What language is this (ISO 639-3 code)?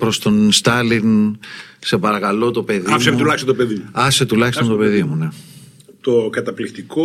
ell